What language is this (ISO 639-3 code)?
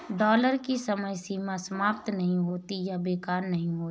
hin